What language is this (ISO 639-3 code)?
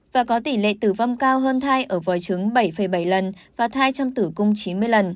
vie